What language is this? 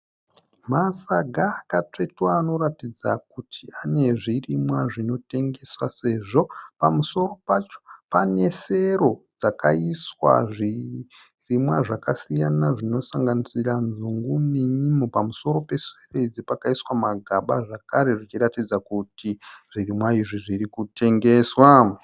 Shona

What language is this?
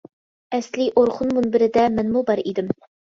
Uyghur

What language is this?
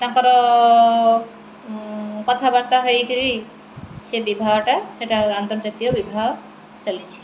Odia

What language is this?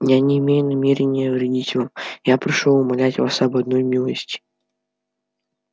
Russian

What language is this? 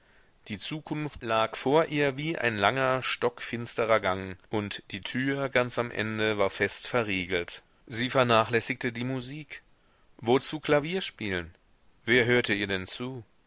German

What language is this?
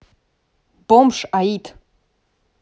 Russian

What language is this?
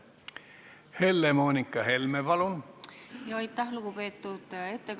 Estonian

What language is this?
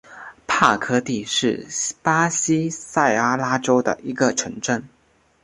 Chinese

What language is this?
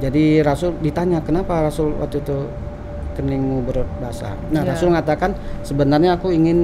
Indonesian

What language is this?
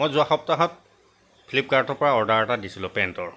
Assamese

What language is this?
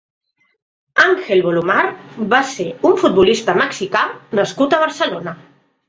Catalan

